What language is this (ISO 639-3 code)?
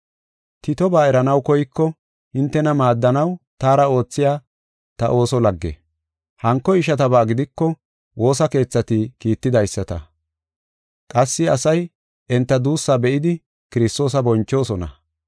gof